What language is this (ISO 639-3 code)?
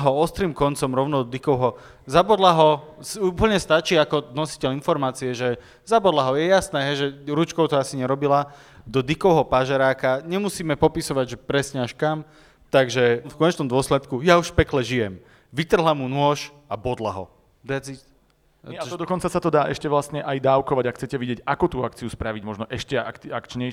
slk